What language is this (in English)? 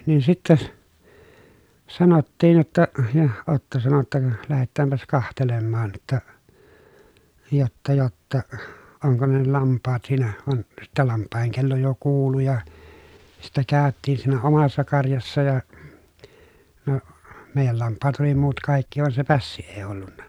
Finnish